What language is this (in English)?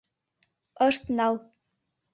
Mari